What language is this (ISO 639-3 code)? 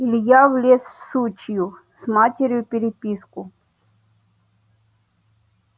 rus